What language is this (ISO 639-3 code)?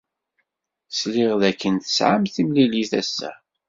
kab